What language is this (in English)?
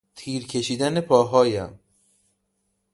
Persian